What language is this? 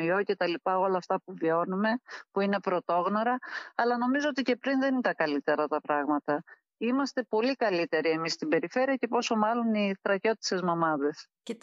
Greek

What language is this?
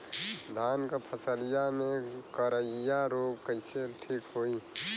Bhojpuri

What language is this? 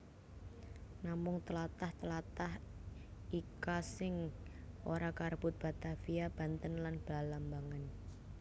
Javanese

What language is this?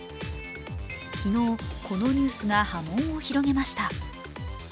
Japanese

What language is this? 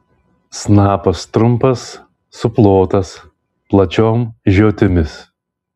Lithuanian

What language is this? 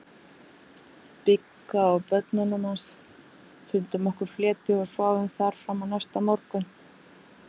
Icelandic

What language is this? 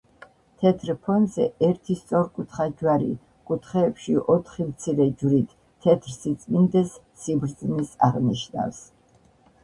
Georgian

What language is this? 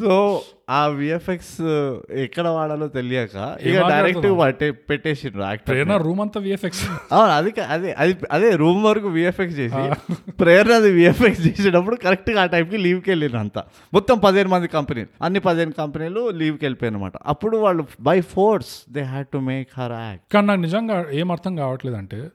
Telugu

